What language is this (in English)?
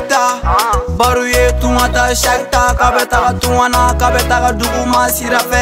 Arabic